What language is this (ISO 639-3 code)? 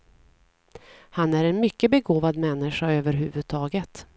swe